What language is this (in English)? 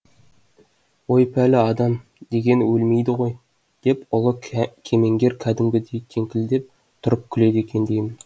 Kazakh